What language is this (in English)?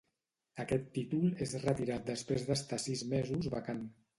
Catalan